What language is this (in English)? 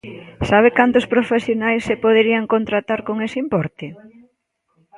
Galician